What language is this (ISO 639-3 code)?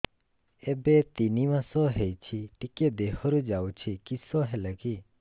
ori